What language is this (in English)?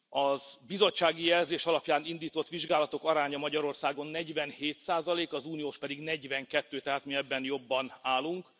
Hungarian